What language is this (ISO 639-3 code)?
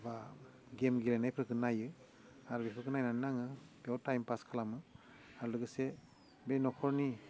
brx